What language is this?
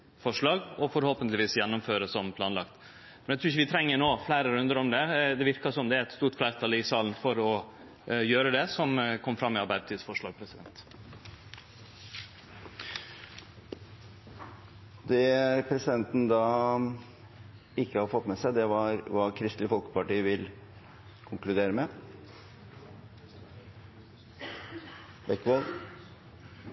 Norwegian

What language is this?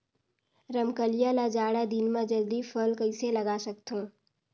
Chhattisgarhi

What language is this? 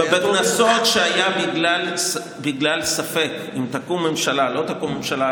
Hebrew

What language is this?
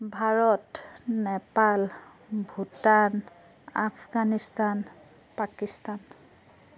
Assamese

